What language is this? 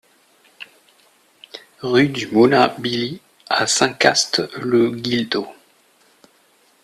French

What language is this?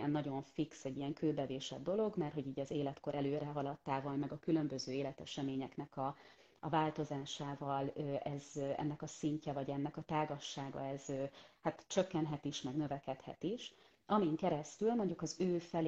Hungarian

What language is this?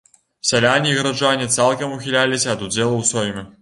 Belarusian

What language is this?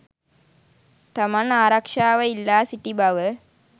Sinhala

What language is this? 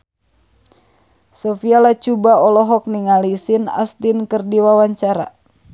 Sundanese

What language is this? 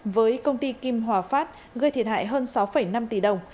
Vietnamese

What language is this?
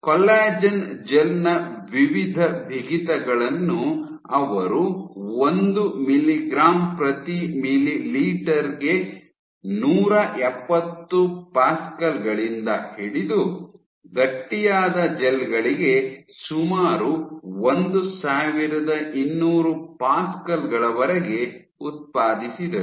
Kannada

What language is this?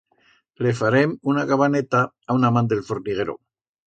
Aragonese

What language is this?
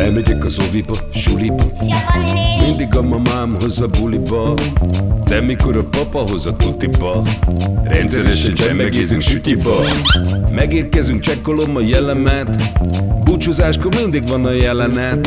Hungarian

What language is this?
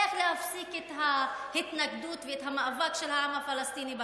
Hebrew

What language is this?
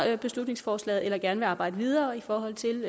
Danish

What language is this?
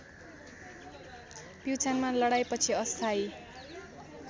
Nepali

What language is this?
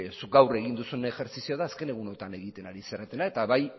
Basque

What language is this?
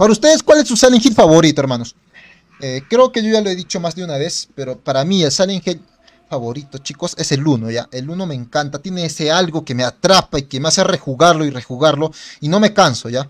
Spanish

